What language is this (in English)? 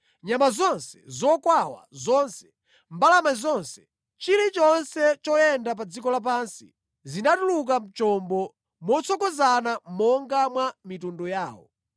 Nyanja